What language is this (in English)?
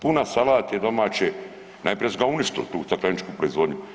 Croatian